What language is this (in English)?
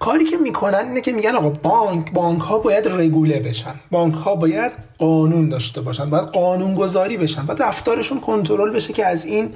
Persian